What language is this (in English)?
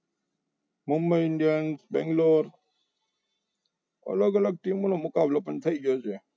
Gujarati